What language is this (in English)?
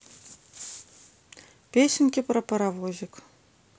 Russian